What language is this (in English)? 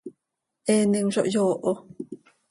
Seri